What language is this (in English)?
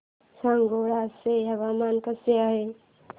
Marathi